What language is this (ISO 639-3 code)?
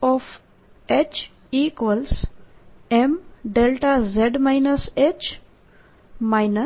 guj